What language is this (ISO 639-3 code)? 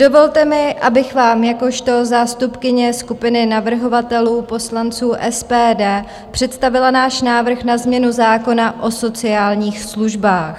ces